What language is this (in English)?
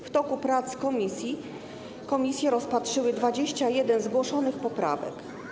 Polish